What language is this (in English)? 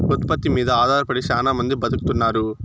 Telugu